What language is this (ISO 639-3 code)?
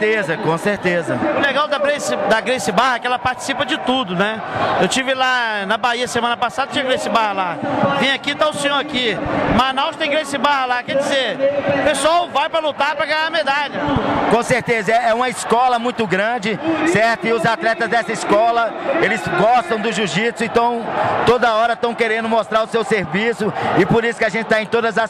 por